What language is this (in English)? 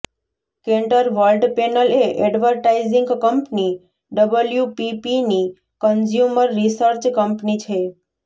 Gujarati